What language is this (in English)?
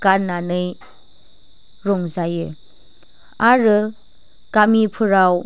Bodo